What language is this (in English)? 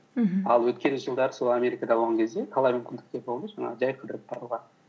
Kazakh